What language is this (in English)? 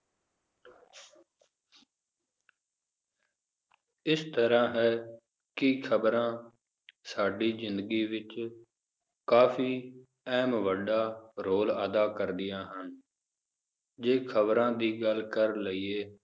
Punjabi